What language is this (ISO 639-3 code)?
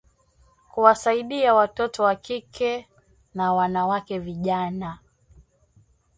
swa